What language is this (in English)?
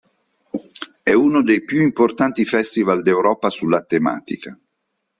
Italian